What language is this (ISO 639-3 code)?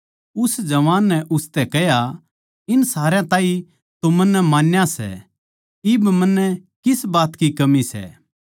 bgc